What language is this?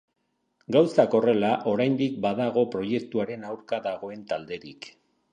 Basque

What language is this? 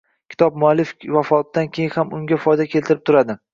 Uzbek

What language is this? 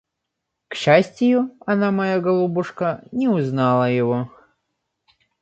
Russian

